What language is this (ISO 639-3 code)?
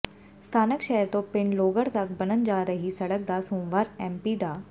pan